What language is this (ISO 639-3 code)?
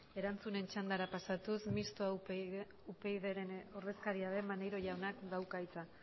eus